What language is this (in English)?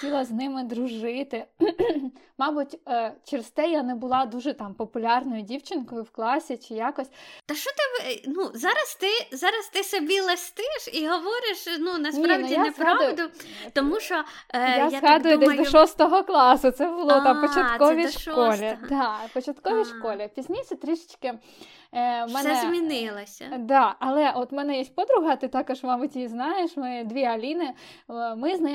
Ukrainian